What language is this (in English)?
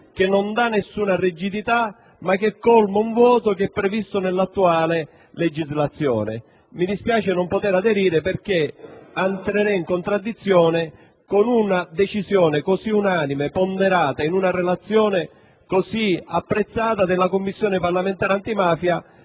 Italian